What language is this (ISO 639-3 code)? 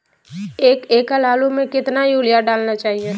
mag